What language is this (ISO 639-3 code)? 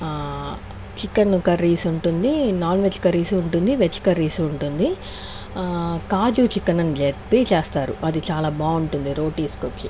tel